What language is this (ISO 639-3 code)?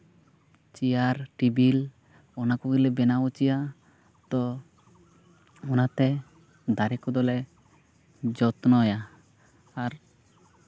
sat